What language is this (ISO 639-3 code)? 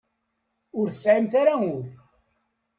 kab